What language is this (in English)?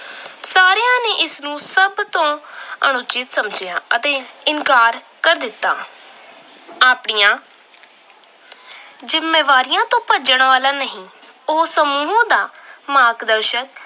Punjabi